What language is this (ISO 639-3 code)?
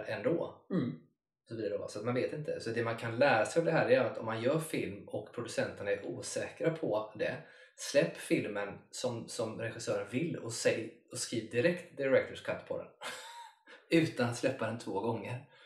swe